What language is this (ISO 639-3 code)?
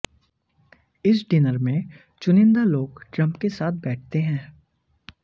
hin